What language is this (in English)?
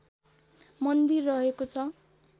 Nepali